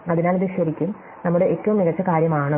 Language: Malayalam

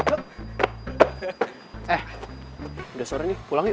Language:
Indonesian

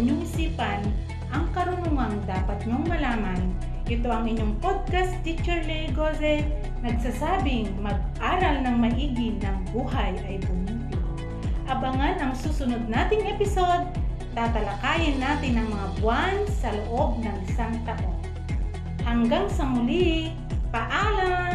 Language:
Filipino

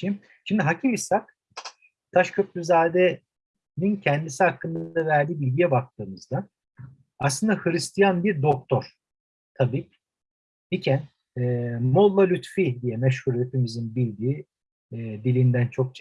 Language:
Turkish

